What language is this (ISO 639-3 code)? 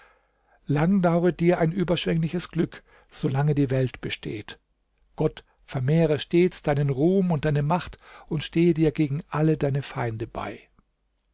deu